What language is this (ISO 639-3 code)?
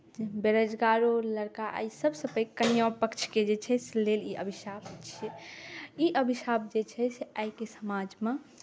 mai